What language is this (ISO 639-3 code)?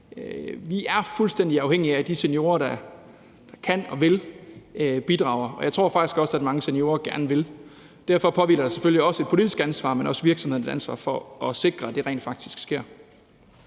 dan